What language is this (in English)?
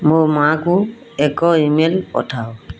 Odia